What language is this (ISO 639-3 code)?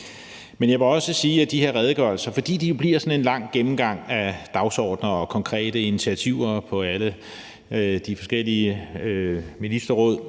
dan